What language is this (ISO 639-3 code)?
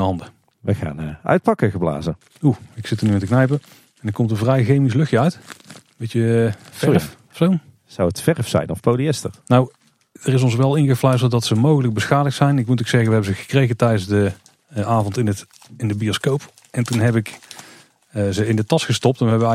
nld